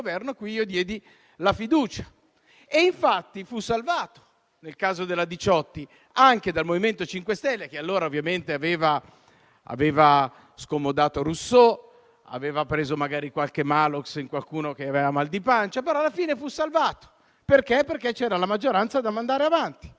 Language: Italian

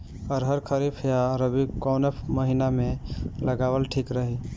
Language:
Bhojpuri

